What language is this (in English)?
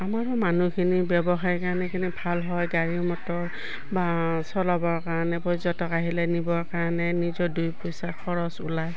Assamese